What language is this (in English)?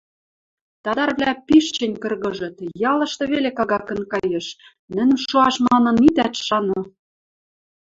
Western Mari